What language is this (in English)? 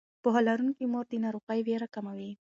Pashto